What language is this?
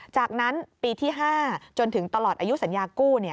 Thai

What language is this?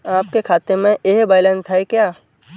Hindi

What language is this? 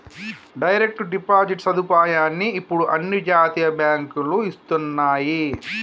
Telugu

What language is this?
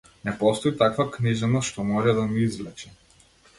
Macedonian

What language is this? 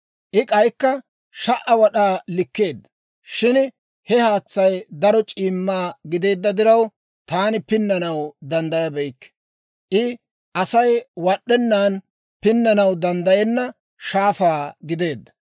Dawro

